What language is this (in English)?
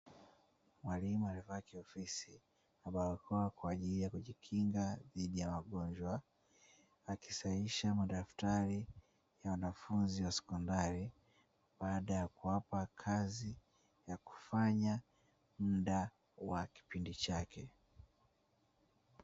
Swahili